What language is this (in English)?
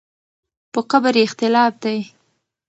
Pashto